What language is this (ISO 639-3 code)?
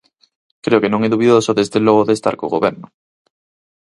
glg